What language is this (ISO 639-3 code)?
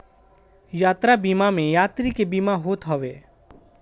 bho